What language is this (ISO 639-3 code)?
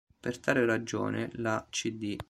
ita